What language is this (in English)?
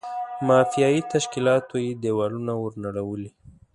Pashto